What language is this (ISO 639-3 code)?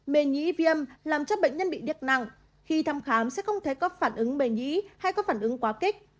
vie